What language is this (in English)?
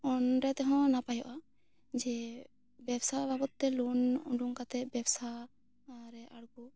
Santali